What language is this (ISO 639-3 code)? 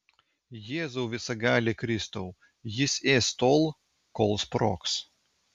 lit